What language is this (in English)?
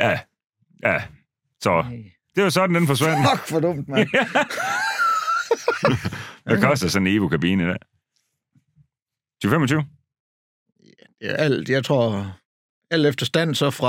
Danish